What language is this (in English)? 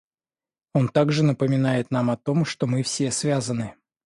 Russian